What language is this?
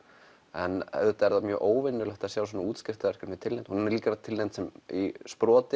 Icelandic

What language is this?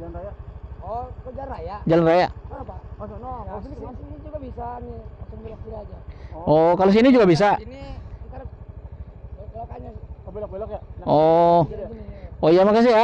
Indonesian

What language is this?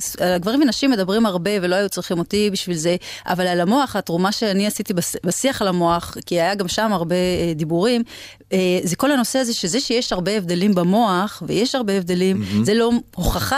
Hebrew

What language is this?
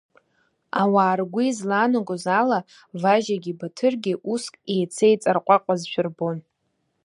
Abkhazian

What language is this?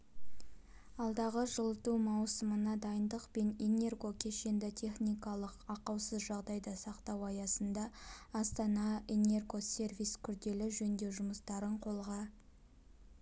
Kazakh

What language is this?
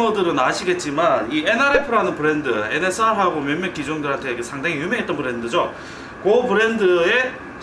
Korean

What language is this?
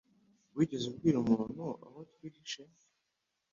Kinyarwanda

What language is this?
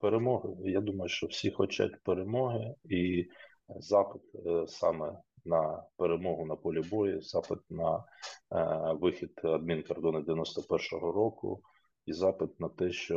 Ukrainian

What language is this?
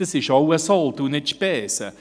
Swiss German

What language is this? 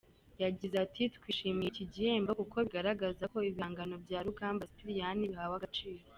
Kinyarwanda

